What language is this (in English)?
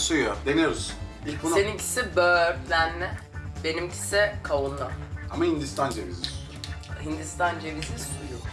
Turkish